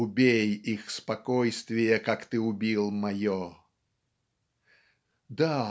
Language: Russian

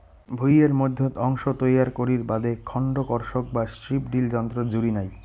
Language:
Bangla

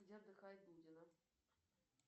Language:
Russian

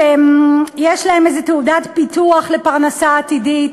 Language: Hebrew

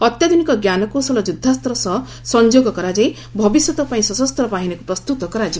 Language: Odia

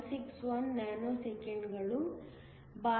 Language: Kannada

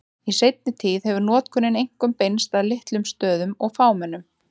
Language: Icelandic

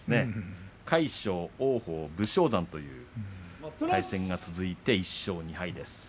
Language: Japanese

